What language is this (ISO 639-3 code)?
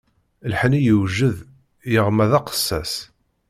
kab